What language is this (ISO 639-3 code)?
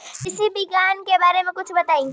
bho